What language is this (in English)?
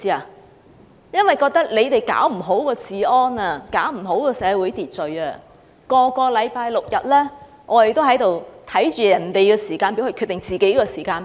Cantonese